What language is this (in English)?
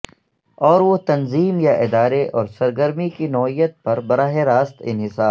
Urdu